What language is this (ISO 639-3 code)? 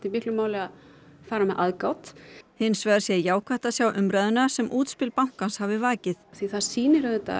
isl